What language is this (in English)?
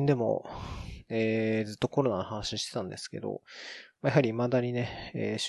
Japanese